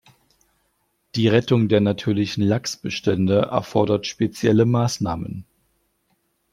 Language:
German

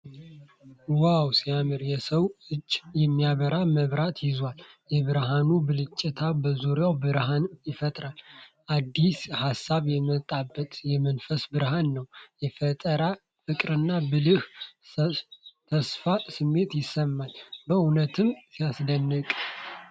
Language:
Amharic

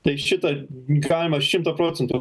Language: Lithuanian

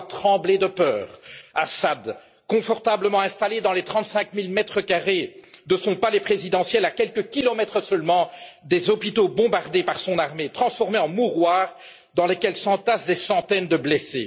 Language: French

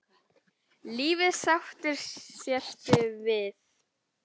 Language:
Icelandic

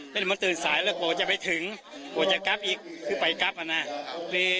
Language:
Thai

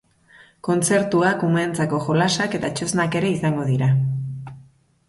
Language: Basque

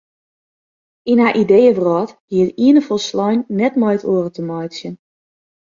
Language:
Western Frisian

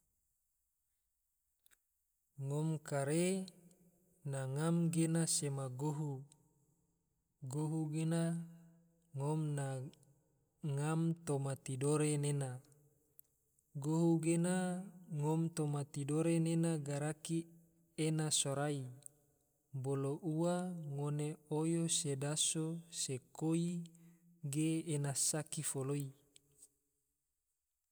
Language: Tidore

